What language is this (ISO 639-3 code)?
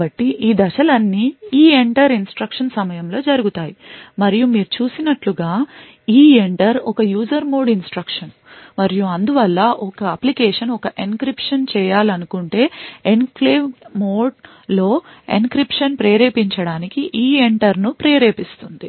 tel